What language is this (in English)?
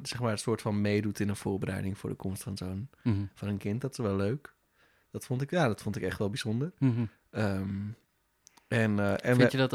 Dutch